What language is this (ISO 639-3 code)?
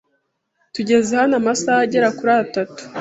kin